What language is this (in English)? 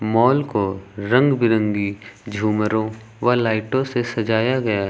Hindi